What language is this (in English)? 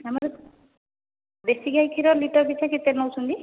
Odia